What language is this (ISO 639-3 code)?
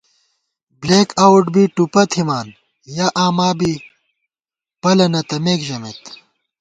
gwt